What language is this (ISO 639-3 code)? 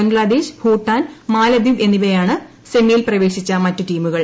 mal